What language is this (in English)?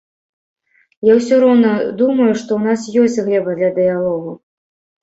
Belarusian